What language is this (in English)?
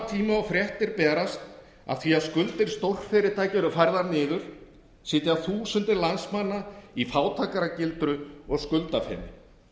Icelandic